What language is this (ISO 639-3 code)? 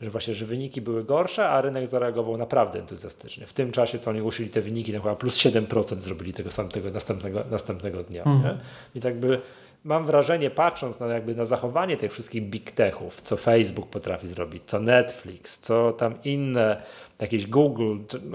pol